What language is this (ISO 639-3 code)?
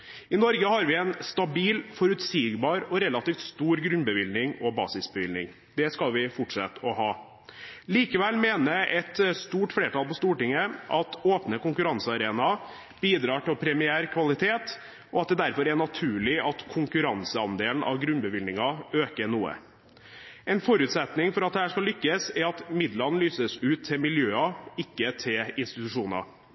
nob